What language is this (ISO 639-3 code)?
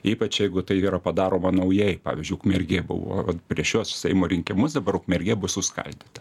lit